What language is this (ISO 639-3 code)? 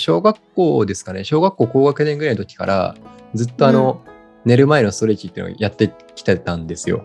jpn